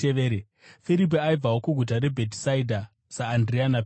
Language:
Shona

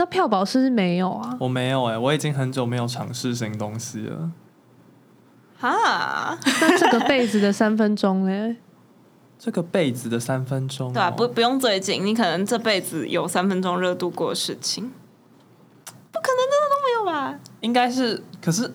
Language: Chinese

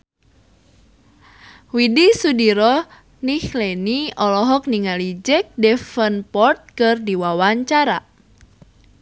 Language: Sundanese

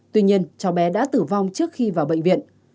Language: Vietnamese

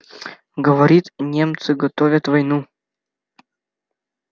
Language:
Russian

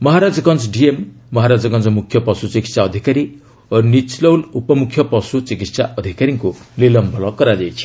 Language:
Odia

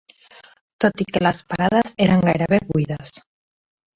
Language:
Catalan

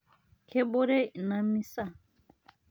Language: Masai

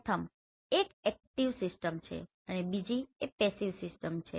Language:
Gujarati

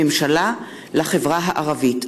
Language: Hebrew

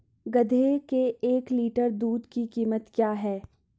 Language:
Hindi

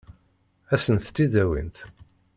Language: Kabyle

